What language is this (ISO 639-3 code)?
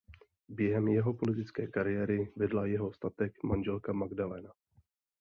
ces